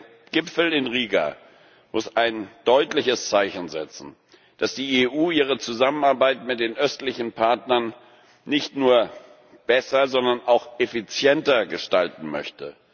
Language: German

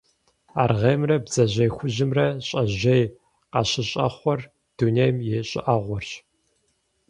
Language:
Kabardian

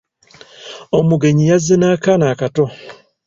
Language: Ganda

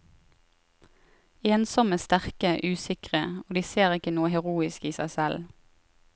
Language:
Norwegian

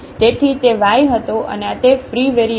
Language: Gujarati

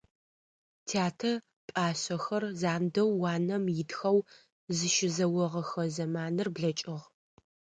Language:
Adyghe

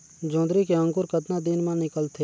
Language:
Chhattisgarhi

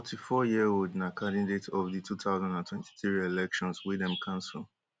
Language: Nigerian Pidgin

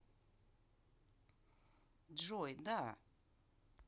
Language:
Russian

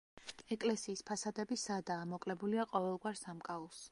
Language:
Georgian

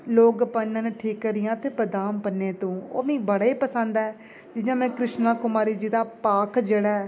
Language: Dogri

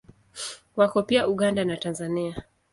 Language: Swahili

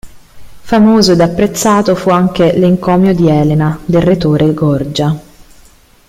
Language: Italian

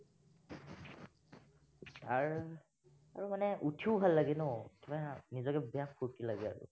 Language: Assamese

